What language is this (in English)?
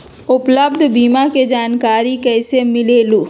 Magahi